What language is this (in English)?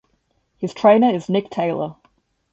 English